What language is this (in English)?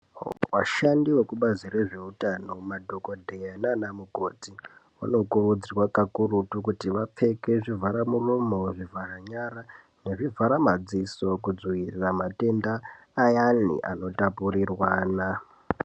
Ndau